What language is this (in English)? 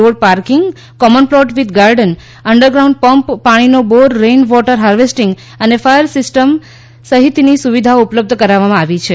Gujarati